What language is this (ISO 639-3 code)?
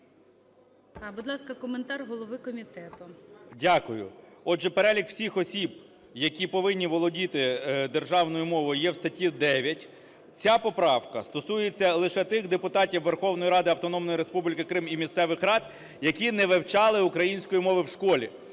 ukr